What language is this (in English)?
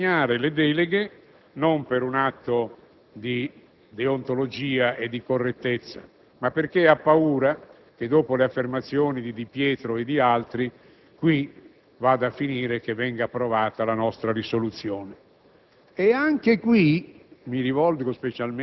Italian